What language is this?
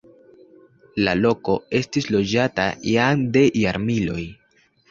Esperanto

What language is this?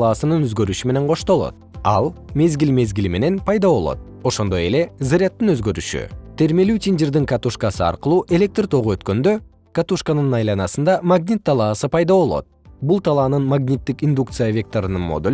Kyrgyz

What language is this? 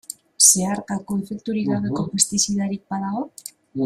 Basque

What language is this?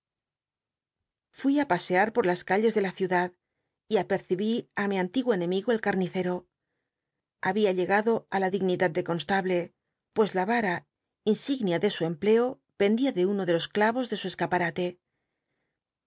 Spanish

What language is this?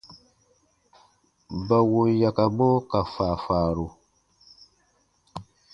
Baatonum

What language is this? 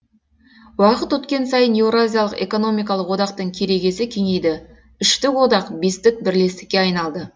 Kazakh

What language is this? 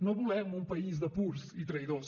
Catalan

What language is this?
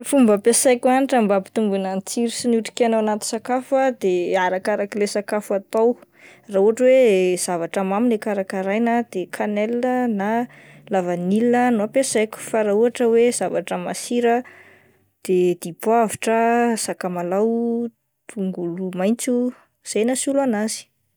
Malagasy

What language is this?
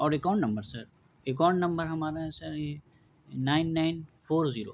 Urdu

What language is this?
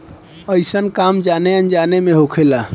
Bhojpuri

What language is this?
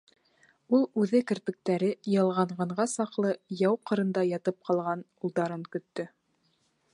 Bashkir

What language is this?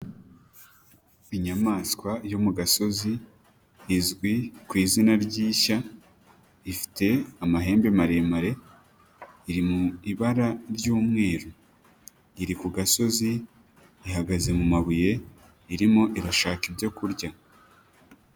Kinyarwanda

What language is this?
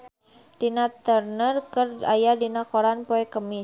Sundanese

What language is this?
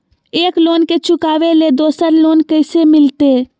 Magahi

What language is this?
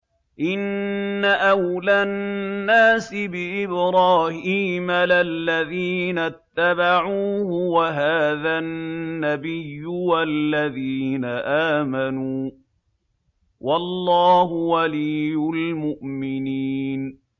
Arabic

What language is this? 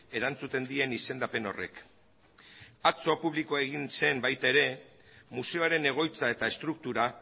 Basque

